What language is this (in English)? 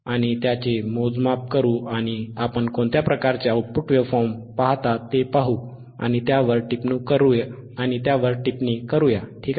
Marathi